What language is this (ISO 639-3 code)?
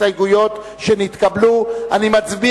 heb